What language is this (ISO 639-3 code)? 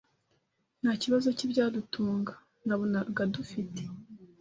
kin